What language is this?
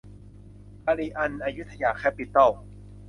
Thai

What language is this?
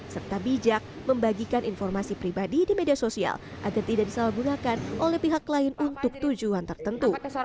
Indonesian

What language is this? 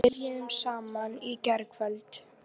Icelandic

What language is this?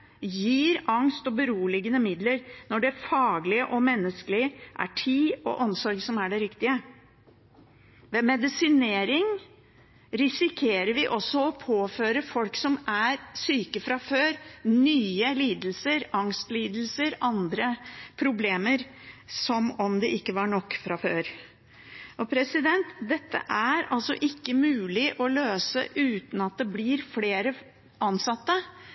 Norwegian Bokmål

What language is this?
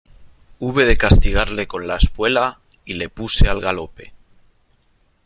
Spanish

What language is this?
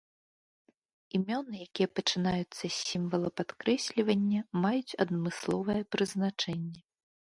Belarusian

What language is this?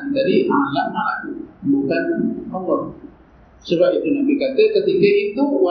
Malay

